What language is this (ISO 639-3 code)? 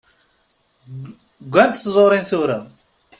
kab